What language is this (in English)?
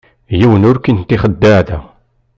Kabyle